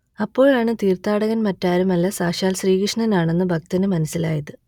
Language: Malayalam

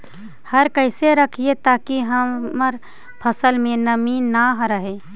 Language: Magahi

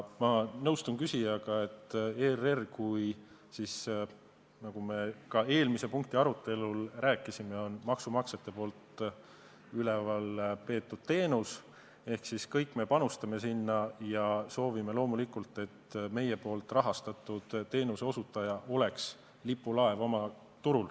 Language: Estonian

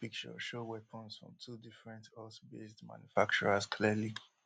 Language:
Nigerian Pidgin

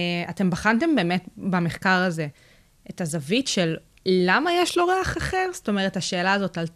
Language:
Hebrew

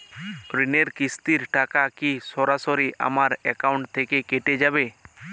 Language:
Bangla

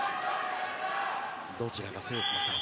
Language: Japanese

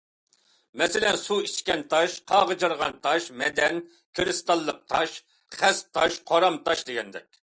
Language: Uyghur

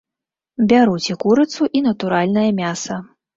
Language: Belarusian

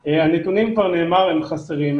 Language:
Hebrew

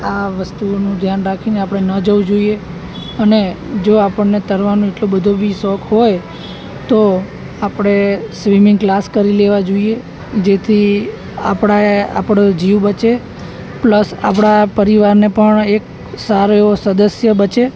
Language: Gujarati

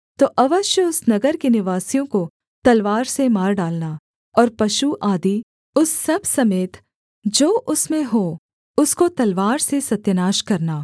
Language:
Hindi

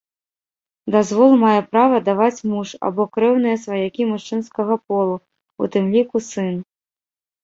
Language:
Belarusian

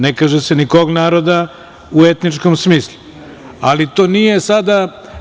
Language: Serbian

